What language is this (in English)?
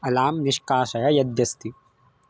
Sanskrit